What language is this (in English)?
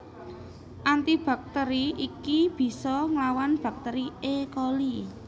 Javanese